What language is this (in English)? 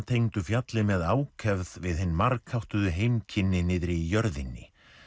Icelandic